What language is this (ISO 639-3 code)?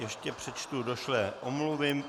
ces